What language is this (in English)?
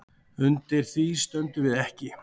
Icelandic